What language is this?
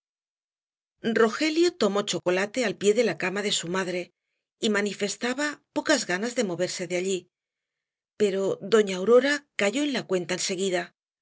Spanish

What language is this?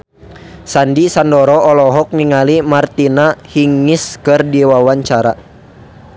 Sundanese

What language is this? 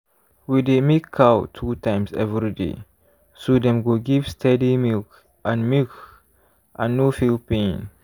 Nigerian Pidgin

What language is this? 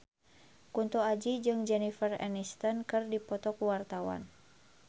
Sundanese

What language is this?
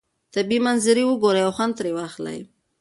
Pashto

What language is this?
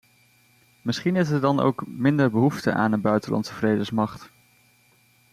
Dutch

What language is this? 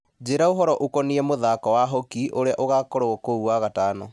Kikuyu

